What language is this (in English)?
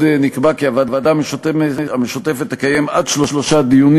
Hebrew